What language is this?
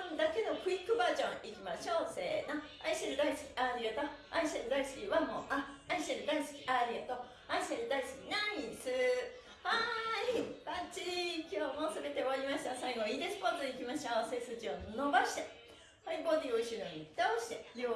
Japanese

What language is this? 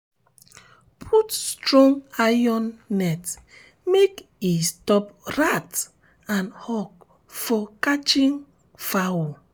Nigerian Pidgin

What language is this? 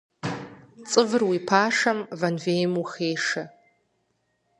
Kabardian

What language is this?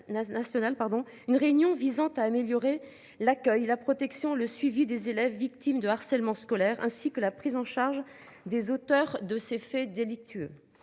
French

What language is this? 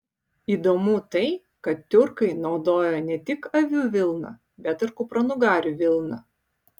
Lithuanian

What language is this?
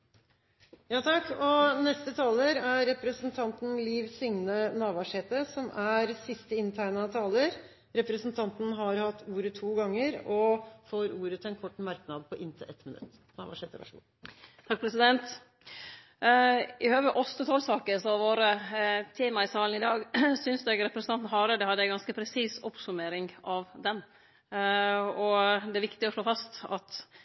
Norwegian Nynorsk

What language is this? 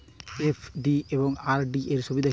Bangla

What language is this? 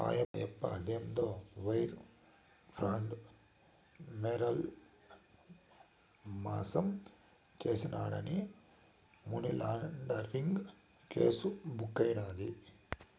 Telugu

